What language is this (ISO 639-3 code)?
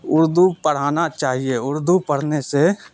urd